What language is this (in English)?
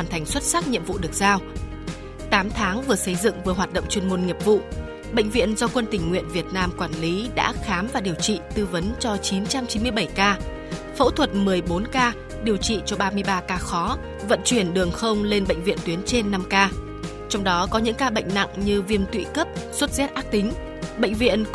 Vietnamese